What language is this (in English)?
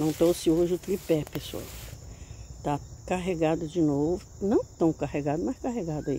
Portuguese